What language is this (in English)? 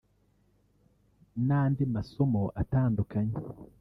Kinyarwanda